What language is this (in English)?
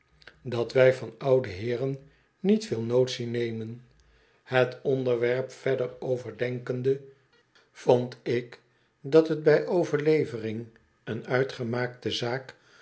Dutch